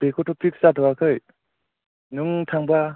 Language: Bodo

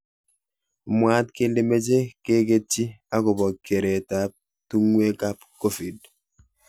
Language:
Kalenjin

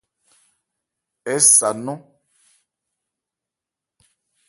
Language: Ebrié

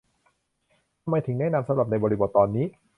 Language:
Thai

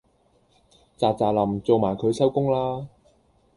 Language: Cantonese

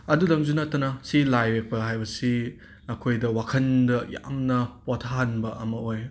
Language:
Manipuri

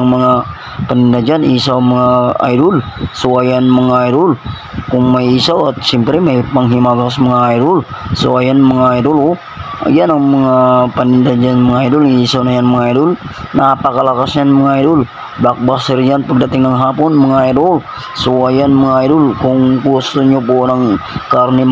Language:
Filipino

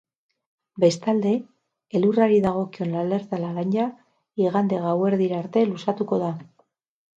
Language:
Basque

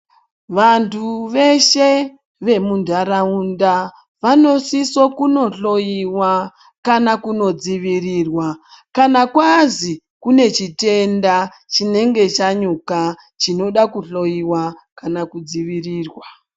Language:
Ndau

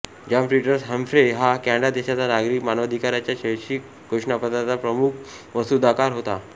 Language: Marathi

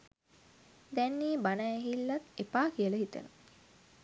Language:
Sinhala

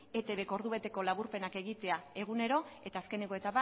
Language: Basque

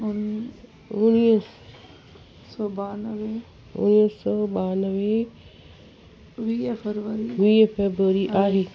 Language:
Sindhi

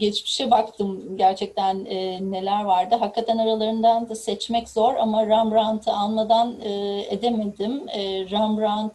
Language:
Turkish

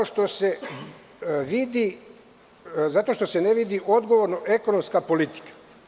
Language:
Serbian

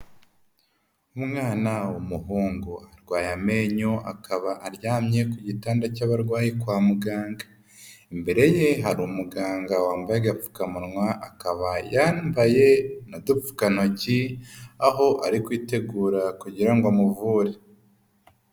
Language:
Kinyarwanda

